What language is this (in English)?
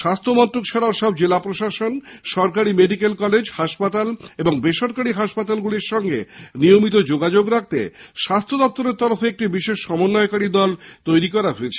Bangla